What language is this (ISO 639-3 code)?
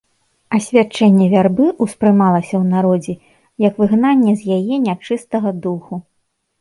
bel